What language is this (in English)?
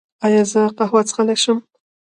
Pashto